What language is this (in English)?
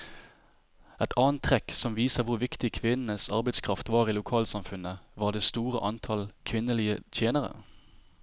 Norwegian